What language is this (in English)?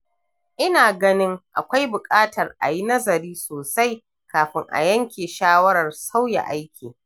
Hausa